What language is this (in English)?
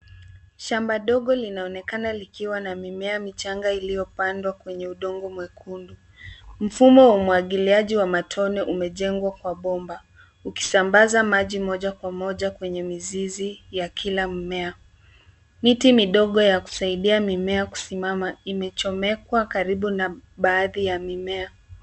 Swahili